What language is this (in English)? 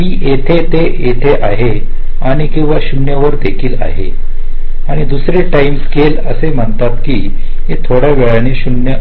Marathi